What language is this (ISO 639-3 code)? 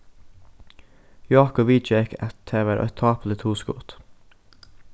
fao